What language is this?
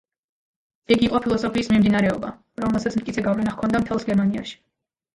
Georgian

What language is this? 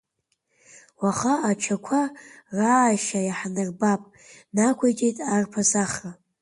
Abkhazian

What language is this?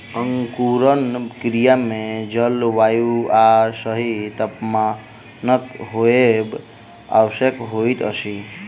Maithili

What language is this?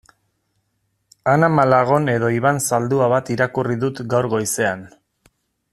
Basque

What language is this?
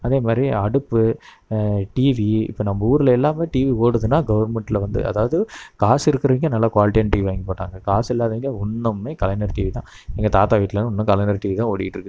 Tamil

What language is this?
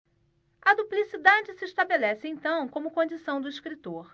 Portuguese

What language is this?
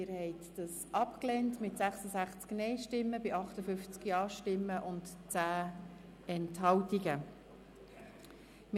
Swiss German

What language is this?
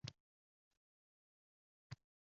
Uzbek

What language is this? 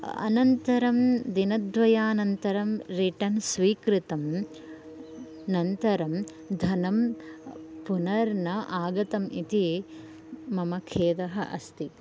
Sanskrit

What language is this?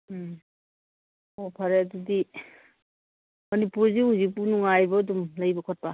Manipuri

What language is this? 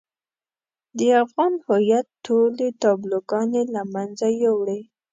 Pashto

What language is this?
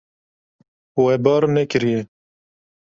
Kurdish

